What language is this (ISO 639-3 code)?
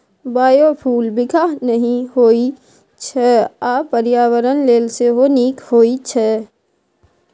mai